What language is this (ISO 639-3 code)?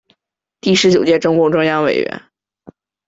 zho